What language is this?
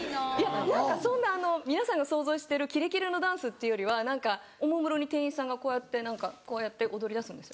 Japanese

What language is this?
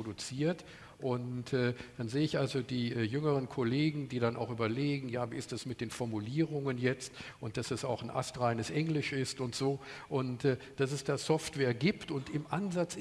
German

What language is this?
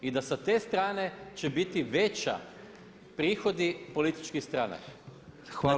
Croatian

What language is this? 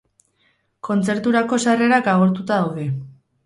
Basque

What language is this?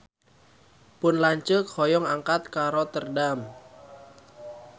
Sundanese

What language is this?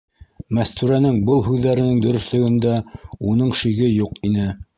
Bashkir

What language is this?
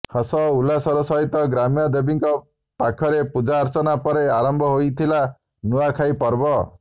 Odia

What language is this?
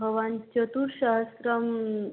Sanskrit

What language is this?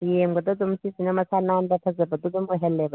Manipuri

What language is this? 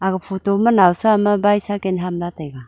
Wancho Naga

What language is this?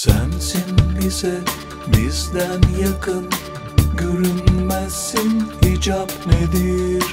Turkish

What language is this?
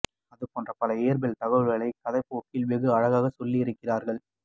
Tamil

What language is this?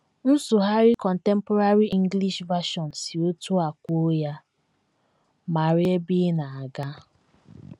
Igbo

